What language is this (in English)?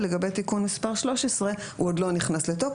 Hebrew